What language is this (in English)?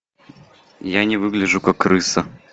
Russian